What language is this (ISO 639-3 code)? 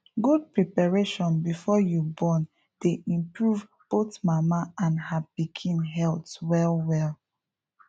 pcm